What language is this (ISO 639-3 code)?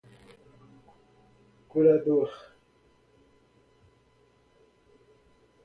por